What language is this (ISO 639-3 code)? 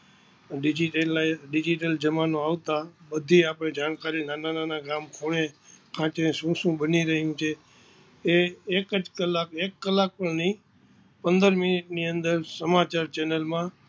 guj